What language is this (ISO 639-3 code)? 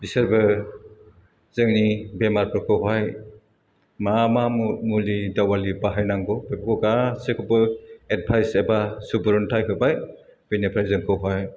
brx